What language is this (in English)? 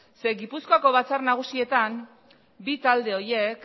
Basque